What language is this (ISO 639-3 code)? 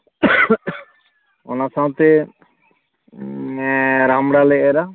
sat